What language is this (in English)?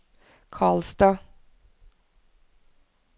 Norwegian